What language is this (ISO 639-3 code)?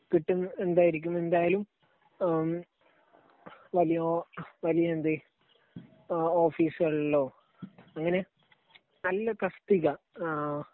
mal